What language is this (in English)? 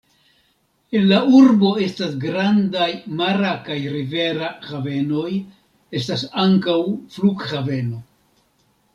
Esperanto